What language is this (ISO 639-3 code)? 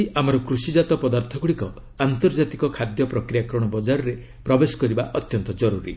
ori